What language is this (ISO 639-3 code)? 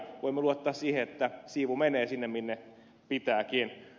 fin